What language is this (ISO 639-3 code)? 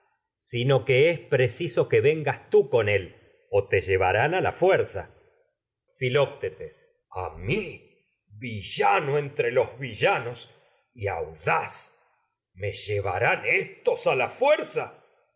spa